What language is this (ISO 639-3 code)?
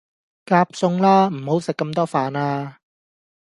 yue